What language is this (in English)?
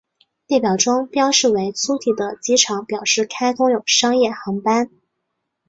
Chinese